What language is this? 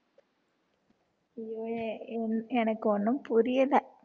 Tamil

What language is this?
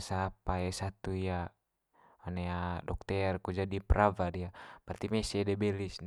Manggarai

